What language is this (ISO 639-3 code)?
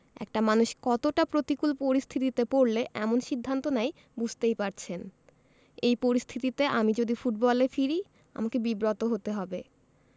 ben